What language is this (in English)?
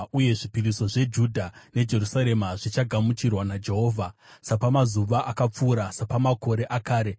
Shona